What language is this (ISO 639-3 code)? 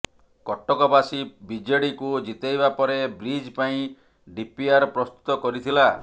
ori